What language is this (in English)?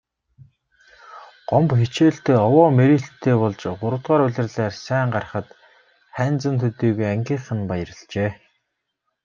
Mongolian